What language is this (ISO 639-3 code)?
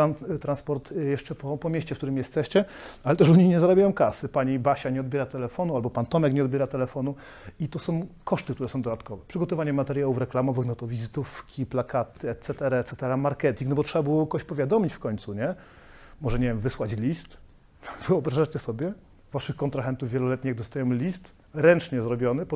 pol